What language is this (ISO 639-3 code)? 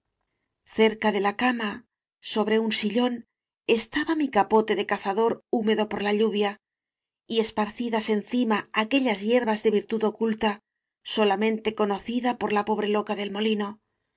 spa